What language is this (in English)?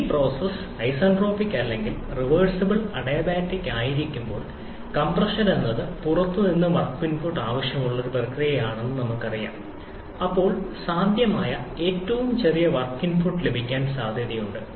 Malayalam